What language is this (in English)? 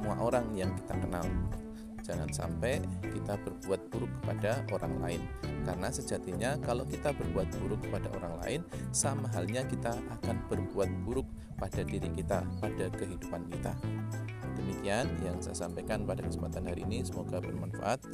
Indonesian